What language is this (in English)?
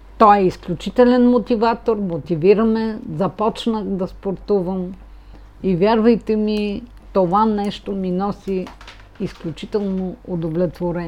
Bulgarian